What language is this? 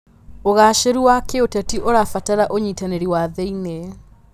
Kikuyu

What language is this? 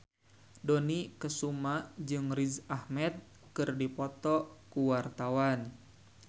Sundanese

